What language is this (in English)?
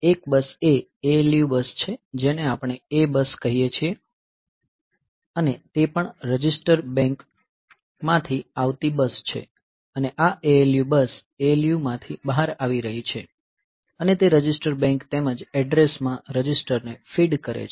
Gujarati